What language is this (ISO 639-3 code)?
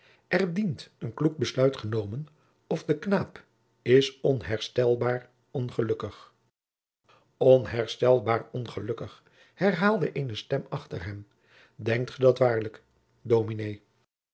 nld